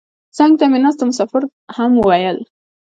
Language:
Pashto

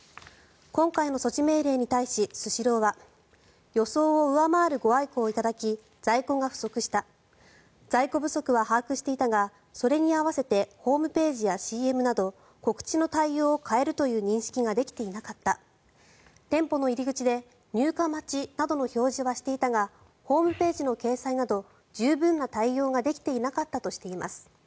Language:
Japanese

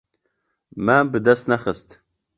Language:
Kurdish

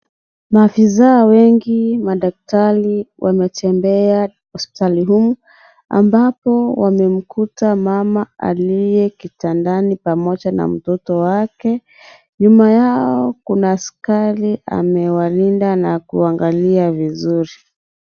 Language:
Swahili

